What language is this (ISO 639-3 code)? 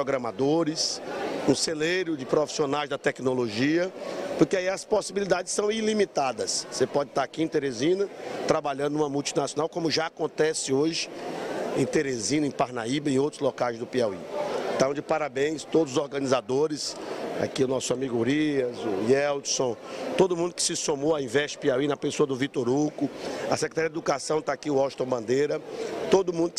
por